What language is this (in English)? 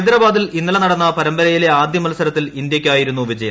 Malayalam